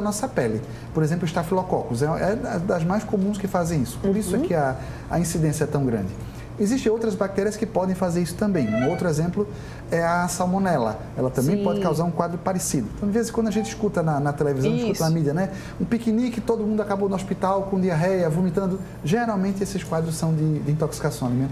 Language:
Portuguese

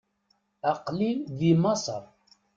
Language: Kabyle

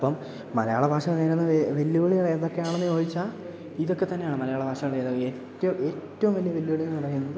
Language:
Malayalam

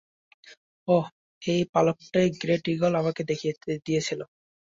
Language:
Bangla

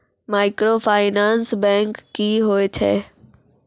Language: Maithili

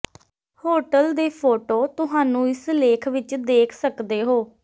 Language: Punjabi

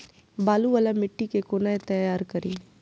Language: Maithili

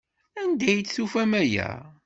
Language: Kabyle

